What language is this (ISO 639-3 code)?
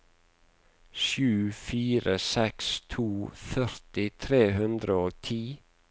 nor